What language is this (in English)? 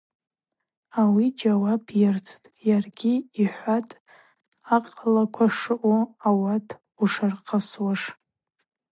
Abaza